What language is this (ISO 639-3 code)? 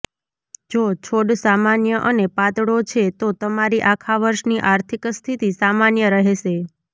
guj